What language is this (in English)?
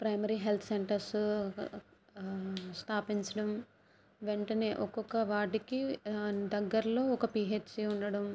Telugu